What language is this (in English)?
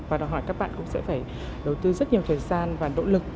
Vietnamese